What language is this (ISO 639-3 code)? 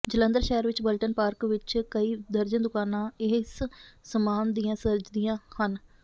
pan